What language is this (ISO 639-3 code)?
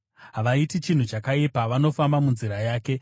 sna